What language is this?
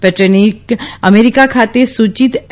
Gujarati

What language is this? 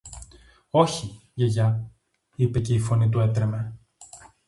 Greek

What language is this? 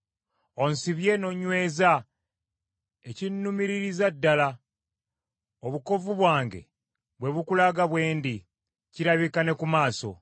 Ganda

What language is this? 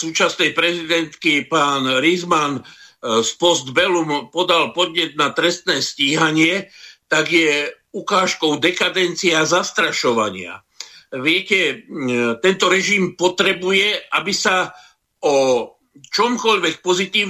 Slovak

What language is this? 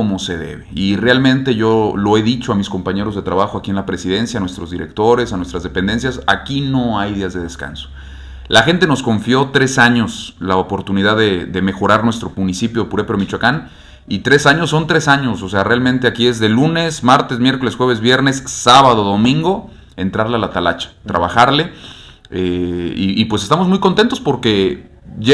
Spanish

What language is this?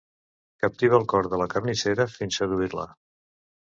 Catalan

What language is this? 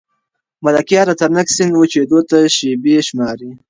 Pashto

